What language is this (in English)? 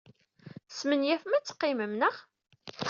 Kabyle